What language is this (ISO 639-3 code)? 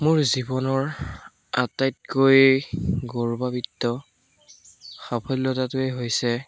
asm